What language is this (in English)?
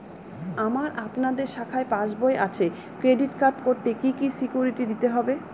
Bangla